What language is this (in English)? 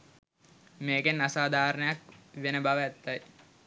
Sinhala